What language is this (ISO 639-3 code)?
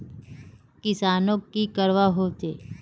mag